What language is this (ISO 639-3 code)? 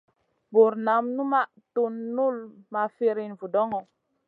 mcn